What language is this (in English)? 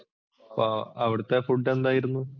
Malayalam